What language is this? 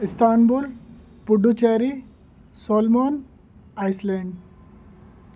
Urdu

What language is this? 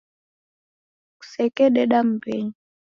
Taita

